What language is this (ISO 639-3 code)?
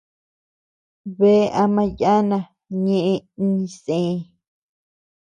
cux